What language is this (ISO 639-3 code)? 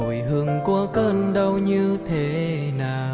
vie